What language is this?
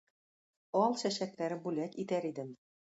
Tatar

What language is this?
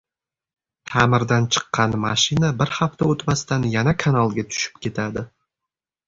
Uzbek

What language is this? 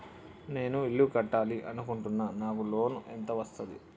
Telugu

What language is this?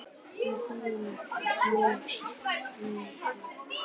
Icelandic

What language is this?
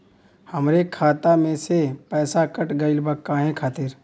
Bhojpuri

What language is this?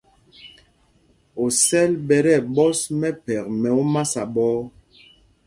Mpumpong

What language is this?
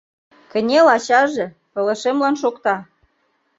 Mari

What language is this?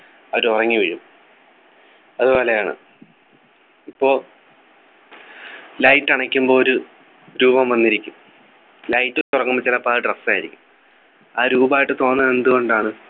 Malayalam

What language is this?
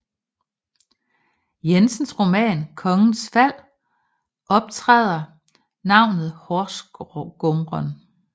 Danish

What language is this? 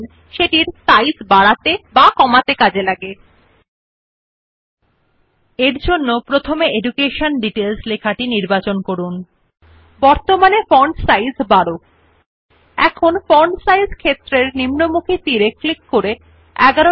Bangla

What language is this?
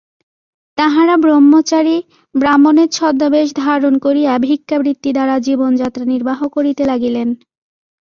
Bangla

